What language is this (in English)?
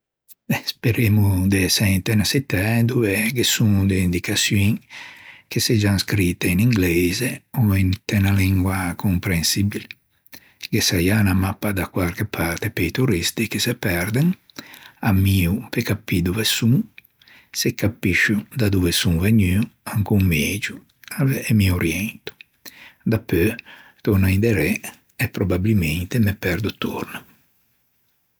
Ligurian